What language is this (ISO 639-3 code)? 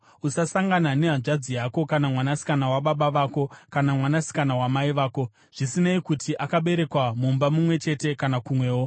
sna